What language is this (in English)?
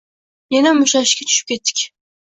Uzbek